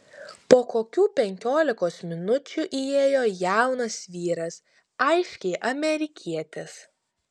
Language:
Lithuanian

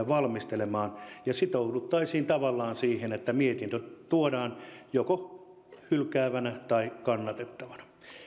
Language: Finnish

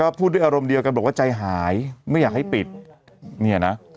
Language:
Thai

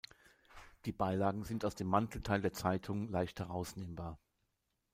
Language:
German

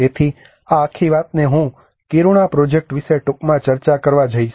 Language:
Gujarati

